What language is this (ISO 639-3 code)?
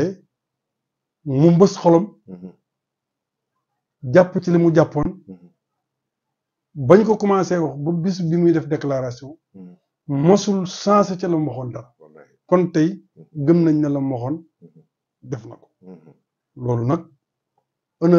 ara